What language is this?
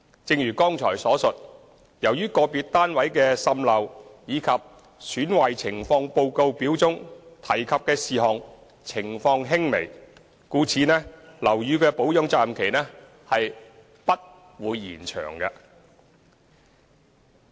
Cantonese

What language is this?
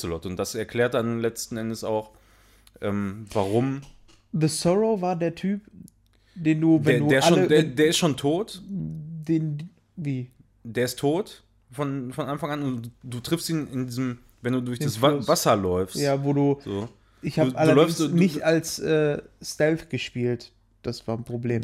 German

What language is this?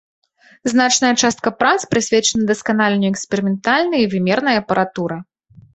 Belarusian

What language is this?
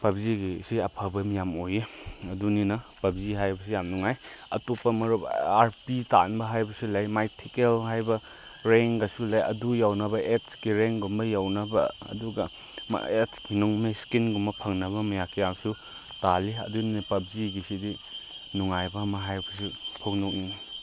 Manipuri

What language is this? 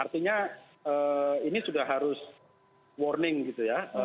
Indonesian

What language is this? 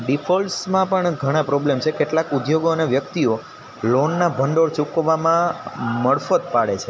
Gujarati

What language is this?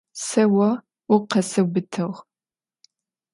Adyghe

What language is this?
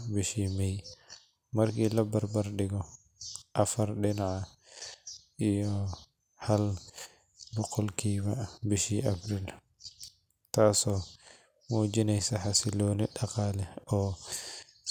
Somali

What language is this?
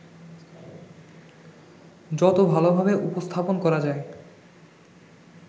Bangla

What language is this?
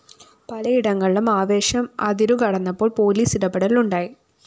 Malayalam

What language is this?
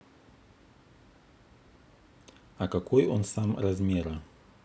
Russian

